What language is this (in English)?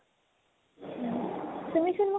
Assamese